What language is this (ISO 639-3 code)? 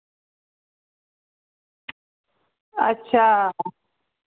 doi